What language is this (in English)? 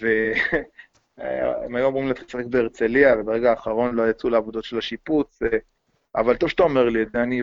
Hebrew